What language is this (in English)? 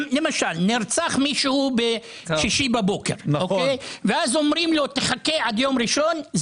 Hebrew